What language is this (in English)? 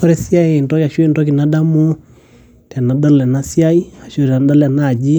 Masai